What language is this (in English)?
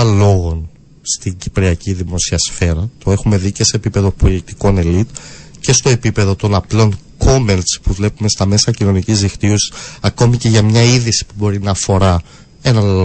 Greek